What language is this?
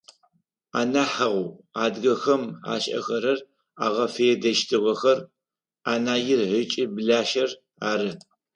Adyghe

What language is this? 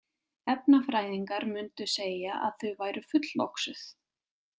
Icelandic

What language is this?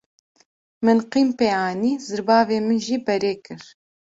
Kurdish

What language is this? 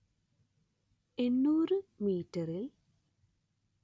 Malayalam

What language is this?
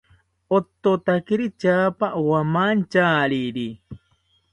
South Ucayali Ashéninka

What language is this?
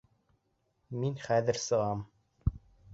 Bashkir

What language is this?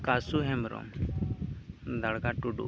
Santali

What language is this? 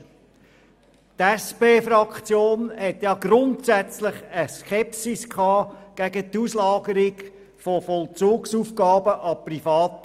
Swiss German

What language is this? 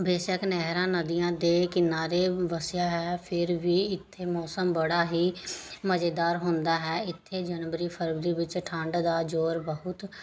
Punjabi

